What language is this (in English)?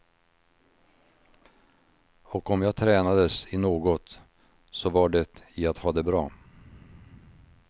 Swedish